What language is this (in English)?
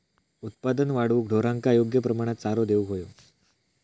Marathi